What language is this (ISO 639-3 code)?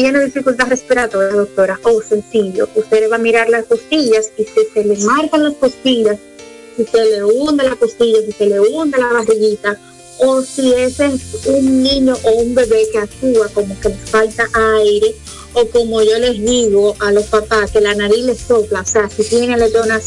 spa